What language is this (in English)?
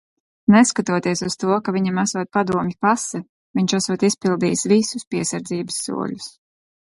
Latvian